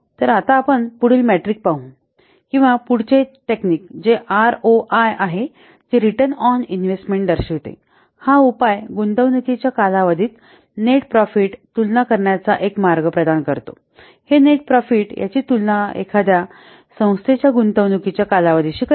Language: Marathi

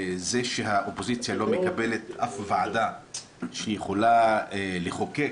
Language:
Hebrew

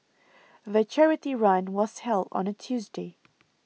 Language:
English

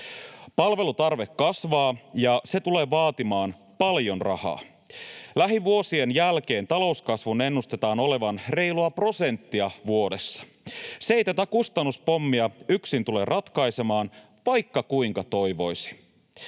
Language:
Finnish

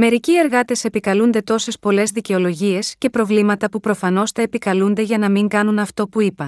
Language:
Greek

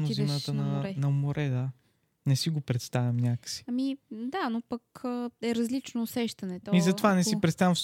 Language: Bulgarian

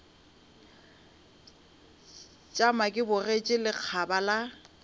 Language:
Northern Sotho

